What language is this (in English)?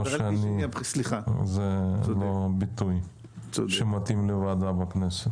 Hebrew